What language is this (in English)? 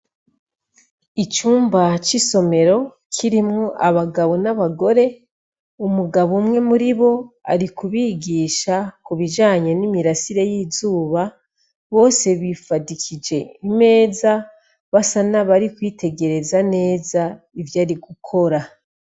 Rundi